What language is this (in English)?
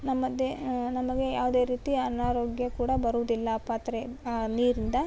Kannada